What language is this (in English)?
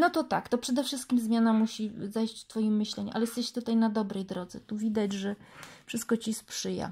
Polish